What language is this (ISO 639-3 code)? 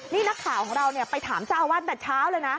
tha